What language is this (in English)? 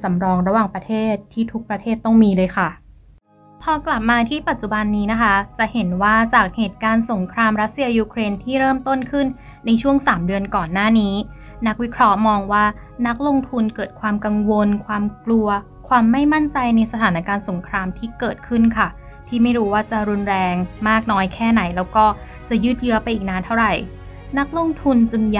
Thai